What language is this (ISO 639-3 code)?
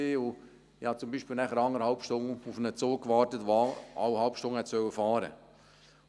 gsw